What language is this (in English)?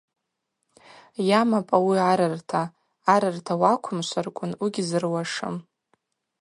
Abaza